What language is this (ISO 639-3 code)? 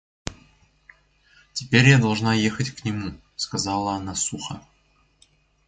rus